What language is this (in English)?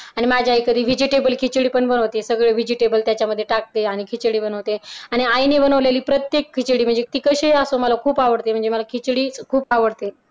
Marathi